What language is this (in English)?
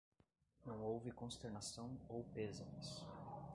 Portuguese